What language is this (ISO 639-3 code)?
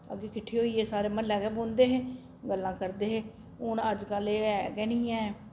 doi